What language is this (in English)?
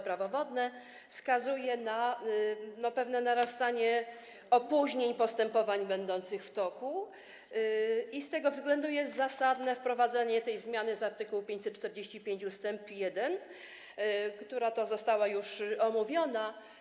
Polish